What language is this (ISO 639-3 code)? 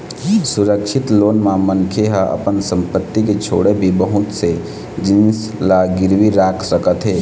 hne